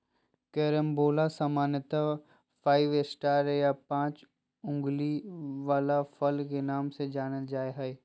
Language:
Magahi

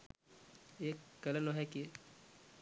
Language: Sinhala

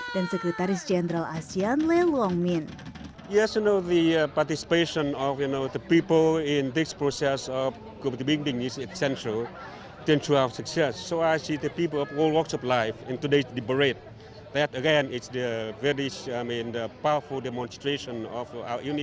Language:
Indonesian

